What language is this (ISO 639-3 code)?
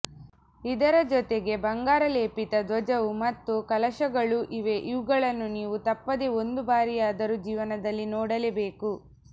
kan